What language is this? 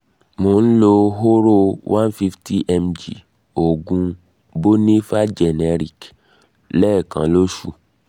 Yoruba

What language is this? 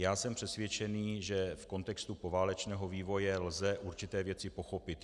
Czech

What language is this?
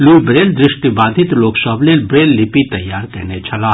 Maithili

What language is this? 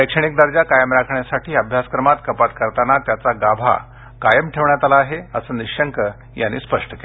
Marathi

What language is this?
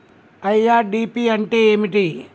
Telugu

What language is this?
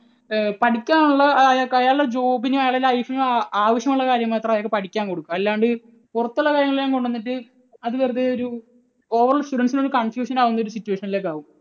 Malayalam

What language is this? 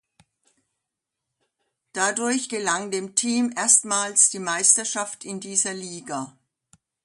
German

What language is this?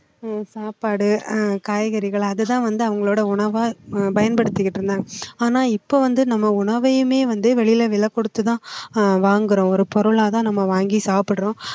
Tamil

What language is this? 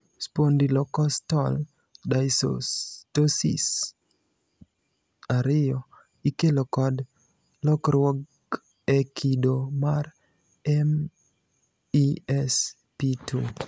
Luo (Kenya and Tanzania)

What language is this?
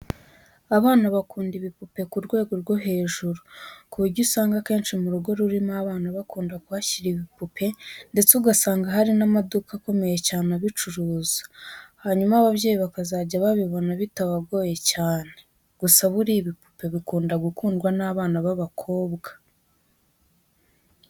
Kinyarwanda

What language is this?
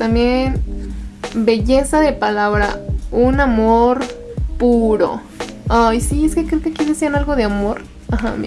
Spanish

